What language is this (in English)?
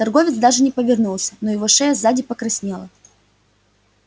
Russian